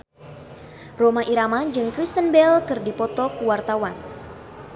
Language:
Sundanese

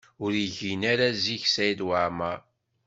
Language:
Kabyle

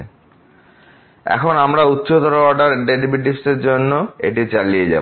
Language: Bangla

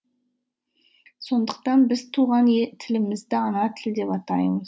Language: Kazakh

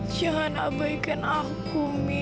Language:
Indonesian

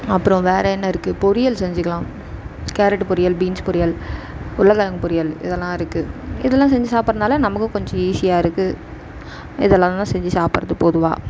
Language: Tamil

